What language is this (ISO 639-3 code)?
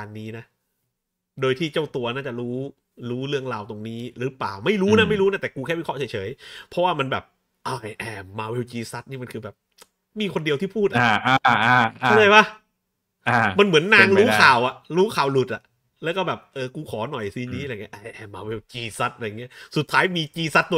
tha